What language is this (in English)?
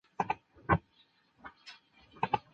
Chinese